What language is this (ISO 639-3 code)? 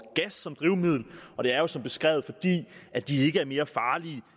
dan